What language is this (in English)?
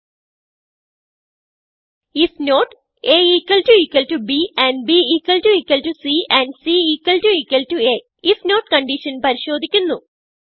Malayalam